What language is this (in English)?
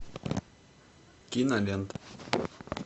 Russian